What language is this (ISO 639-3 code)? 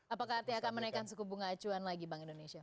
ind